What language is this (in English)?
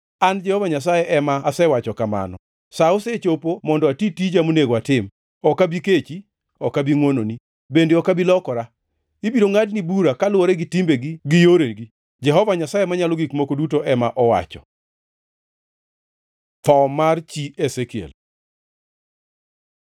Luo (Kenya and Tanzania)